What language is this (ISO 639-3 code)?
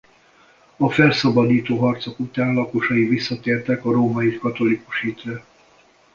hun